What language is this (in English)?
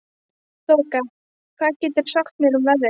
Icelandic